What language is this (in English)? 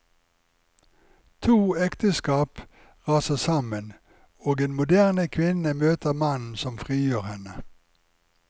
Norwegian